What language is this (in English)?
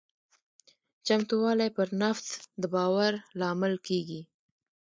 Pashto